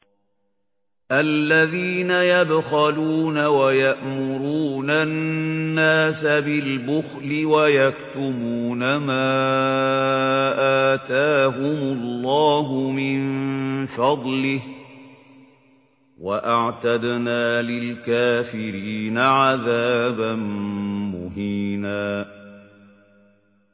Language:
Arabic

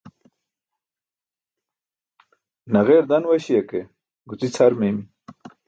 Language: Burushaski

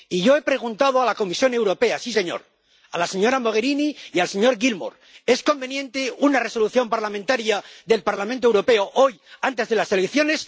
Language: Spanish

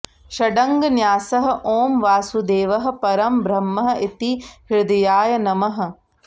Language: Sanskrit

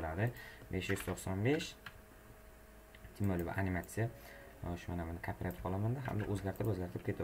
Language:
Turkish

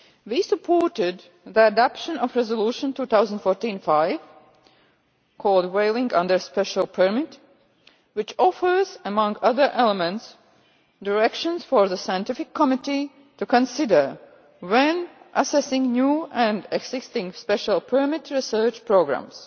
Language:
English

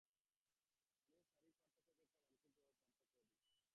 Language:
Bangla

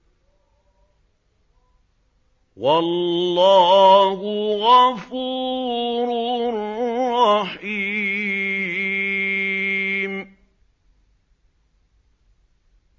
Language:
Arabic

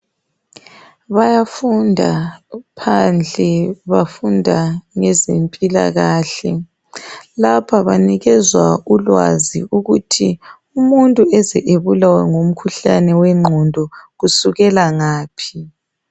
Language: North Ndebele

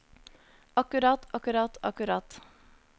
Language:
Norwegian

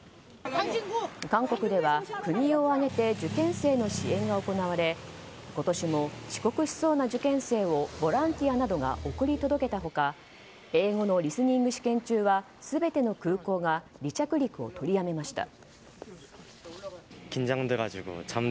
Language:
Japanese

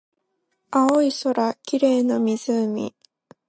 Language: Japanese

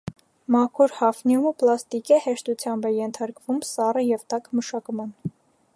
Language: Armenian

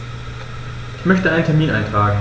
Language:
German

